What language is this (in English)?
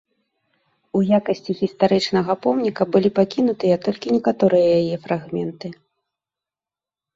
Belarusian